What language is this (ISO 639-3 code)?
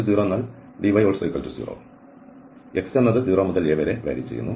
mal